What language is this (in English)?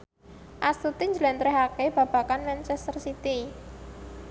Javanese